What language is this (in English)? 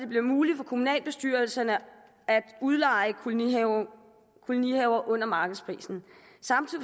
Danish